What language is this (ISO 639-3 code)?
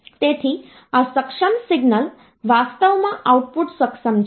guj